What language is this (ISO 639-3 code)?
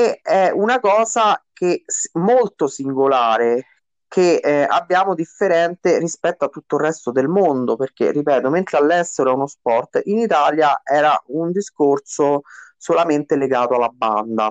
ita